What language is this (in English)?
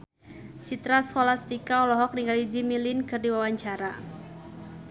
Sundanese